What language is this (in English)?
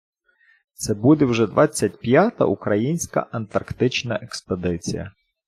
Ukrainian